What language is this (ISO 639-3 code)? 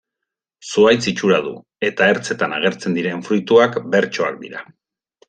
eus